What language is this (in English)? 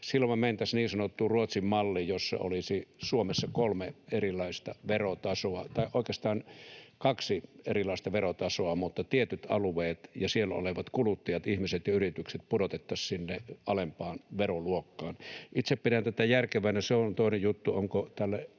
Finnish